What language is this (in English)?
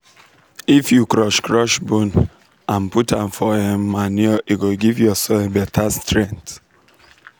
Nigerian Pidgin